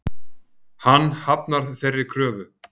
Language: Icelandic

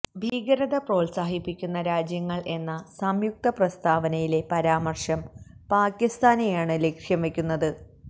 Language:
Malayalam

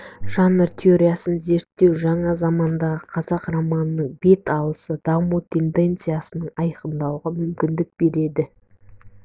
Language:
Kazakh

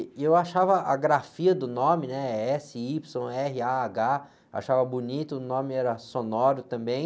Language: Portuguese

